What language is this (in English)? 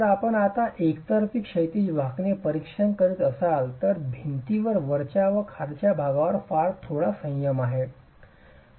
Marathi